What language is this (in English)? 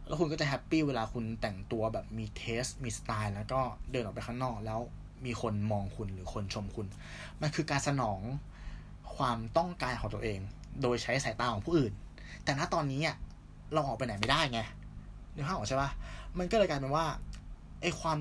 Thai